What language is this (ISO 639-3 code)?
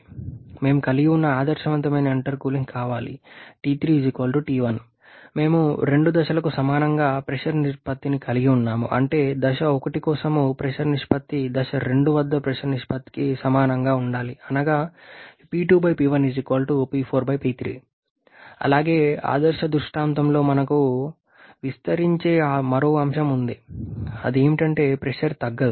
tel